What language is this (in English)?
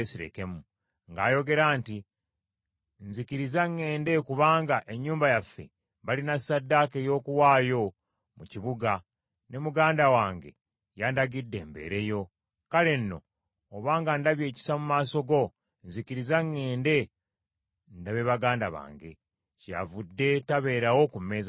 Ganda